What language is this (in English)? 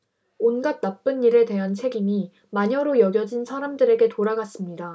Korean